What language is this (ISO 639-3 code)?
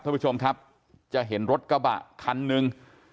tha